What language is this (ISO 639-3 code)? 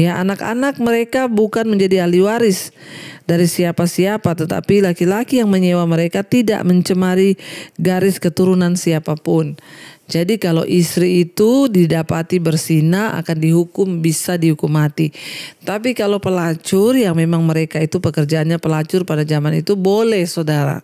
ind